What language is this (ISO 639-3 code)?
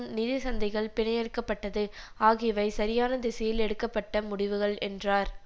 tam